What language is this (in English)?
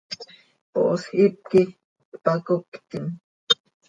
Seri